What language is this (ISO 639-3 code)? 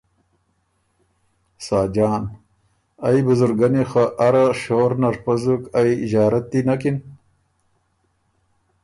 oru